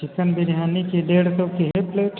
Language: Hindi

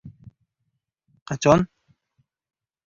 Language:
Uzbek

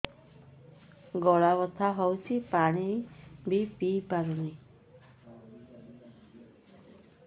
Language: Odia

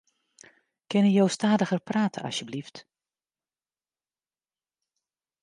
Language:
Western Frisian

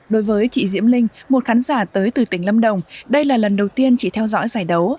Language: Vietnamese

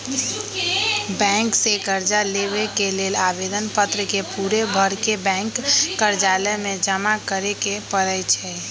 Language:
Magahi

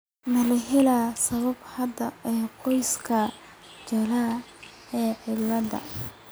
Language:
Somali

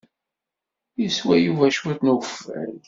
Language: Kabyle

